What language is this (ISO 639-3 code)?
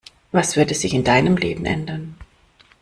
deu